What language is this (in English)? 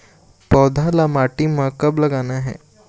Chhattisgarhi